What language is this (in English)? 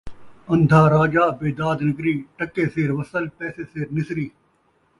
Saraiki